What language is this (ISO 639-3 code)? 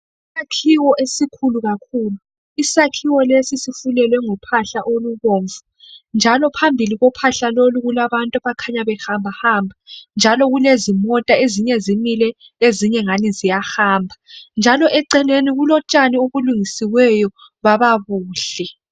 nde